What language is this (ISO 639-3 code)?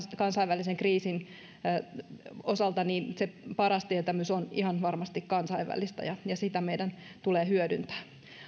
fin